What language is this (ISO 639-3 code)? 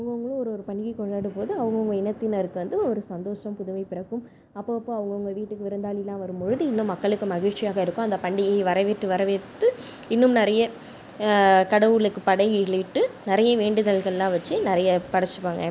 tam